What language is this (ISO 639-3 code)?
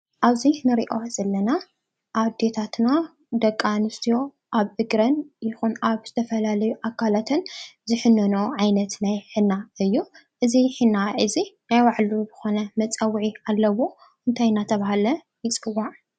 tir